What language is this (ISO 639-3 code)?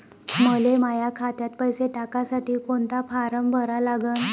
mar